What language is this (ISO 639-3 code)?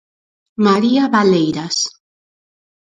glg